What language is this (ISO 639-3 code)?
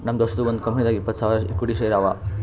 kan